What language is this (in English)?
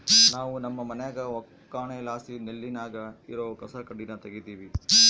Kannada